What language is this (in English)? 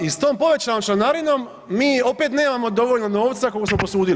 Croatian